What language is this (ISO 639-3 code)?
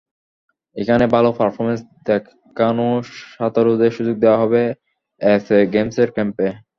ben